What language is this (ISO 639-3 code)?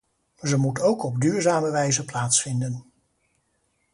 nld